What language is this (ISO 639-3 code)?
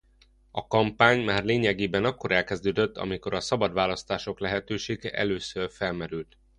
hun